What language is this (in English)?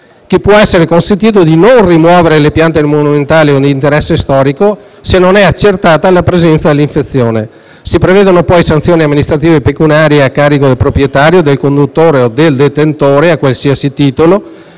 Italian